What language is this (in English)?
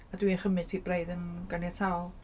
Welsh